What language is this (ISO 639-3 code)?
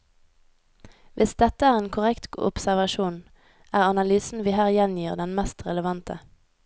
nor